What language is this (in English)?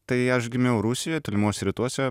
Lithuanian